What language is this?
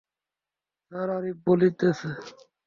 Bangla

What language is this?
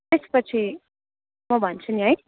Nepali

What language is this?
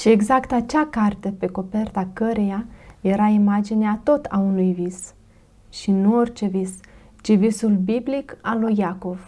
Romanian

